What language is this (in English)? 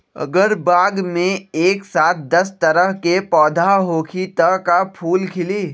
Magahi